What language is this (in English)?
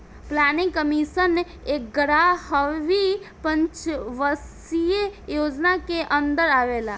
Bhojpuri